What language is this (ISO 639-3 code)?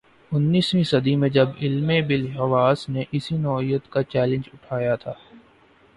urd